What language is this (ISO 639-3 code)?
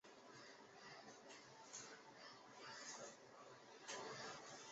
zho